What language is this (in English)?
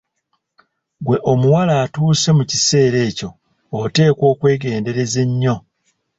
Ganda